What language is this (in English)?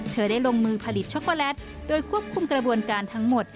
Thai